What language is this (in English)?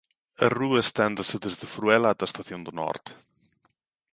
Galician